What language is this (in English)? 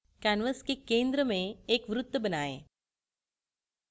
Hindi